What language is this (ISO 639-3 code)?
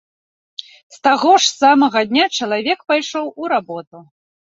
bel